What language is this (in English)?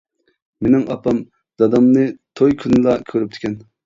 Uyghur